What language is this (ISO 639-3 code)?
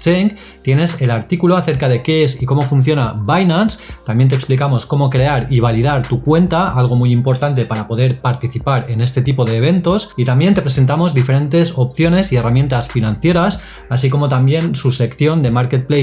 spa